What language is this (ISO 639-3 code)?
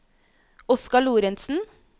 nor